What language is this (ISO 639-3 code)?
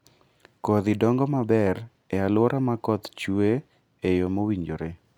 luo